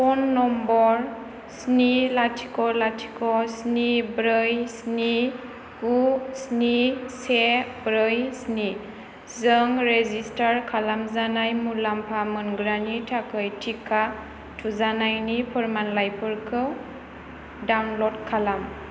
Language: Bodo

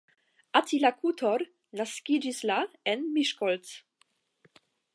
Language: Esperanto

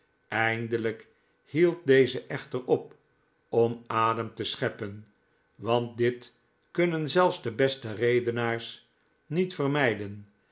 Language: Dutch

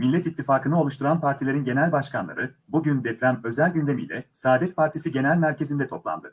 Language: Turkish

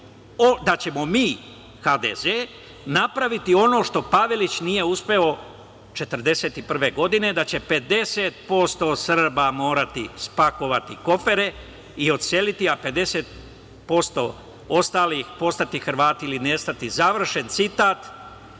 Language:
Serbian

